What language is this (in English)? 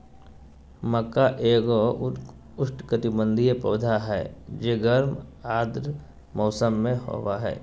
Magahi